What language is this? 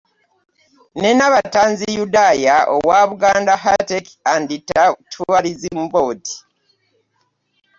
Ganda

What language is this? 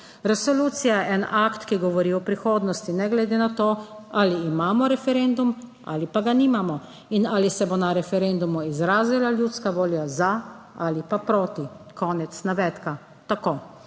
Slovenian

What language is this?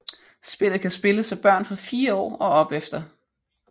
Danish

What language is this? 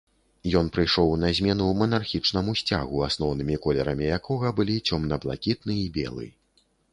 Belarusian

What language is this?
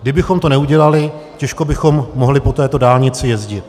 Czech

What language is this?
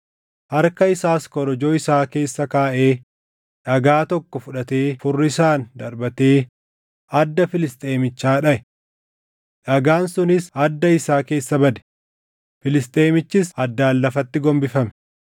Oromo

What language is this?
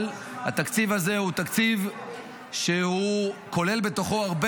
Hebrew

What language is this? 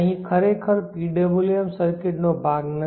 Gujarati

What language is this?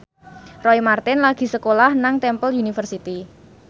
Javanese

